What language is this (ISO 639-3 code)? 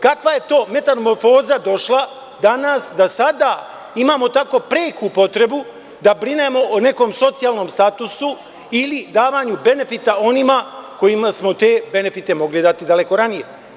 srp